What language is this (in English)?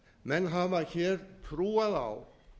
Icelandic